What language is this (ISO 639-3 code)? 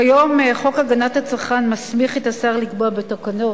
heb